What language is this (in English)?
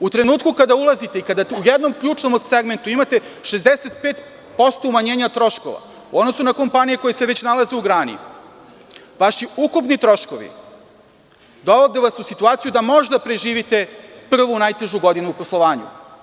Serbian